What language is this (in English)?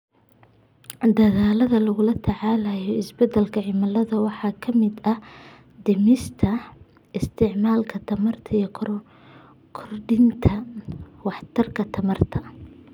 Somali